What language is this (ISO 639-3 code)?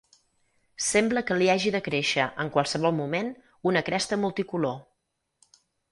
cat